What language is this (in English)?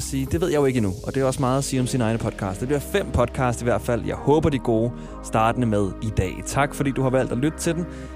Danish